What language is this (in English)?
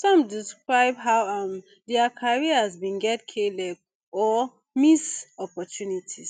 Nigerian Pidgin